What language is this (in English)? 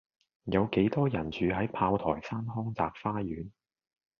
Cantonese